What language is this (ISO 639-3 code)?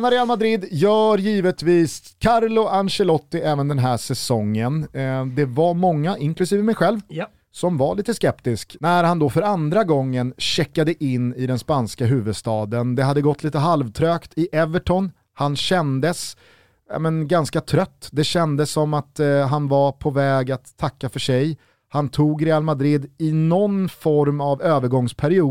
swe